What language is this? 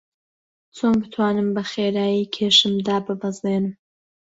Central Kurdish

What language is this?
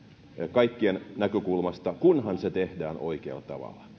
Finnish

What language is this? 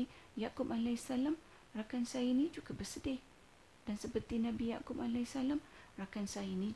Malay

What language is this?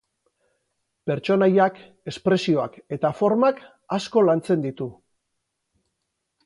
Basque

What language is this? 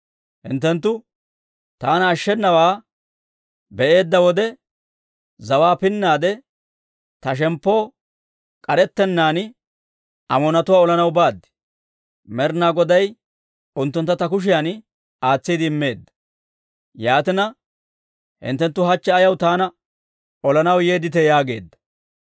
Dawro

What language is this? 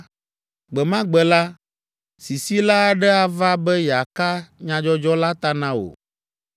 Ewe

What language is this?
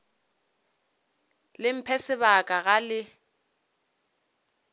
Northern Sotho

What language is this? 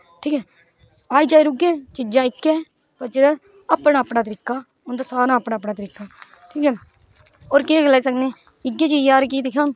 Dogri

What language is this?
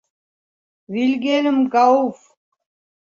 Bashkir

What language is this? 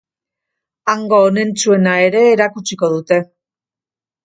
Basque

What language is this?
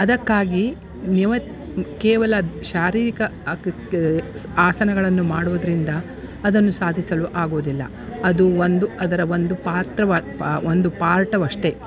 Kannada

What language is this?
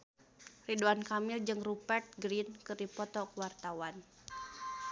Sundanese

